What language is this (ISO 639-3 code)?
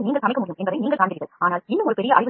tam